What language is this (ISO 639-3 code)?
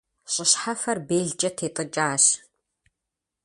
kbd